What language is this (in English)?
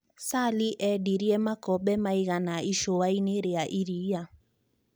Kikuyu